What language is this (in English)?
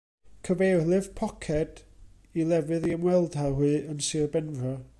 Welsh